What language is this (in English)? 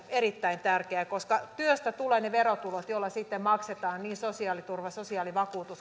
Finnish